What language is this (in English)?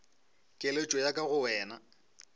Northern Sotho